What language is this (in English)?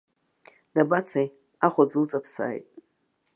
Abkhazian